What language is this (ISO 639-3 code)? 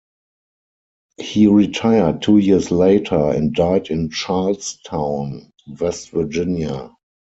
eng